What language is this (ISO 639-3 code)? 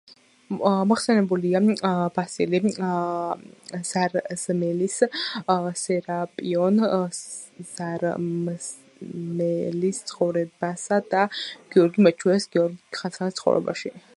kat